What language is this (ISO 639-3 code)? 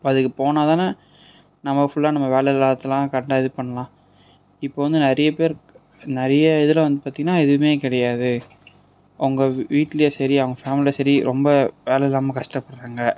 tam